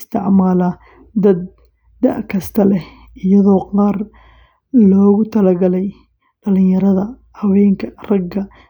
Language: Somali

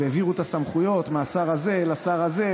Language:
Hebrew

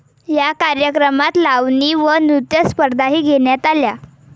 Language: Marathi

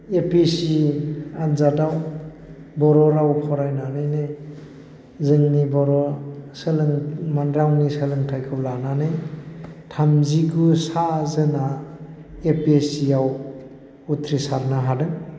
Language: Bodo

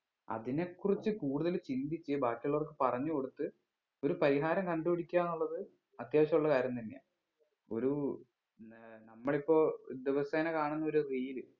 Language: Malayalam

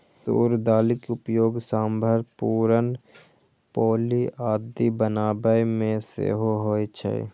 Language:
Maithili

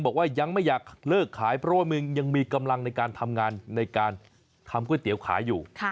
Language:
Thai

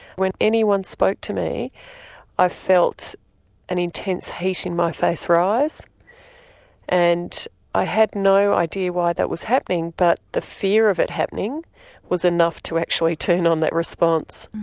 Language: English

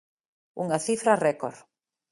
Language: Galician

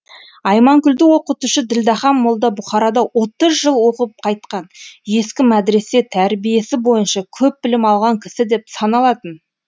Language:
Kazakh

